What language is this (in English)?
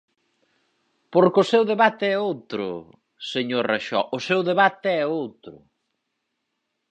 Galician